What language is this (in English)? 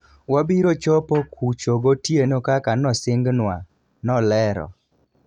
Luo (Kenya and Tanzania)